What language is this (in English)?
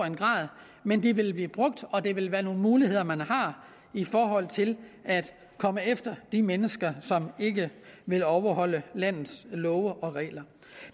Danish